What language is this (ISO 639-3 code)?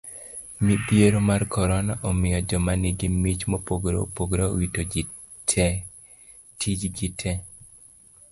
luo